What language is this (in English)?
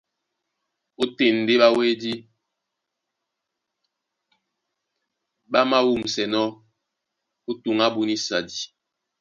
Duala